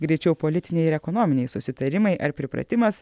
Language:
Lithuanian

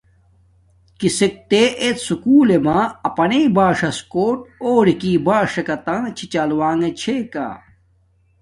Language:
Domaaki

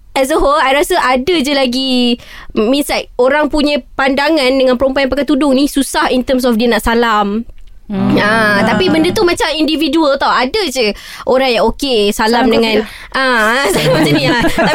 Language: Malay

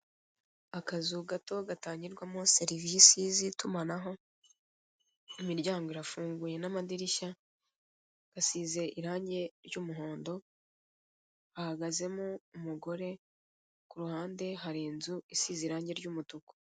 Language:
Kinyarwanda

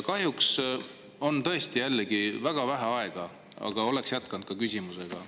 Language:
Estonian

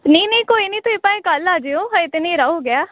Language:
Punjabi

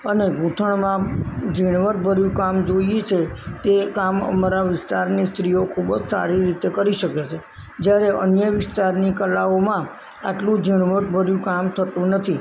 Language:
Gujarati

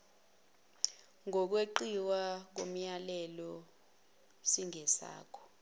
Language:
Zulu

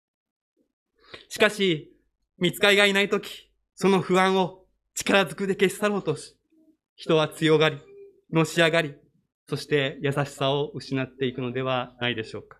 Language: Japanese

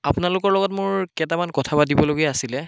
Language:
Assamese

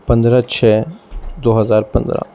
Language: Urdu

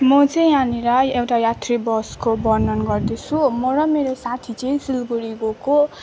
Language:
Nepali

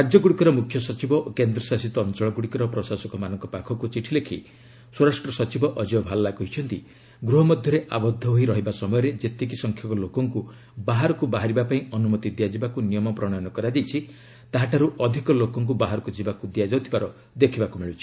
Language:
Odia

